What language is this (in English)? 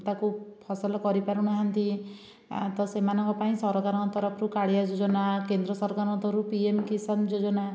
Odia